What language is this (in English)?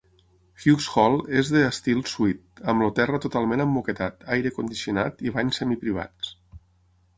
Catalan